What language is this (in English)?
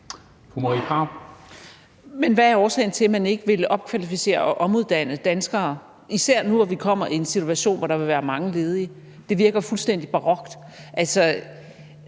Danish